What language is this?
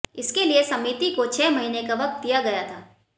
Hindi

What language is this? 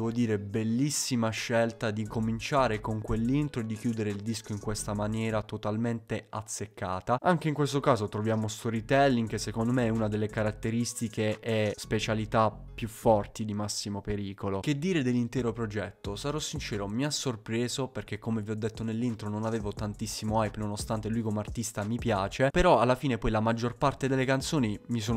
Italian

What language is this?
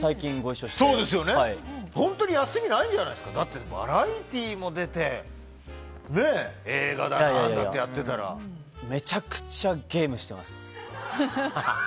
Japanese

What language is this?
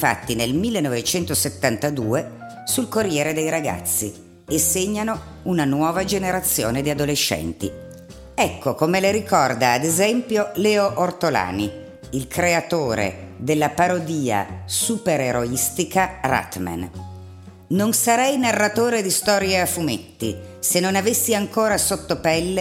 Italian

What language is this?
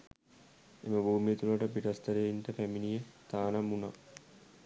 Sinhala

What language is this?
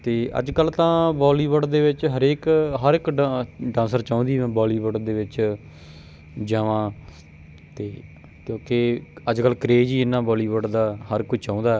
Punjabi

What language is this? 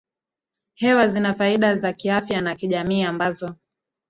Swahili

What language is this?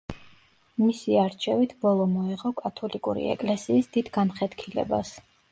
Georgian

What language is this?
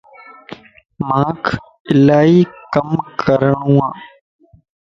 Lasi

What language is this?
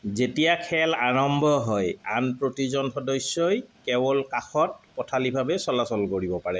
Assamese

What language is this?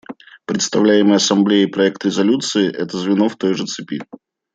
Russian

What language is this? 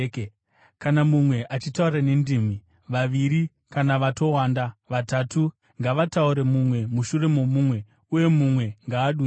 Shona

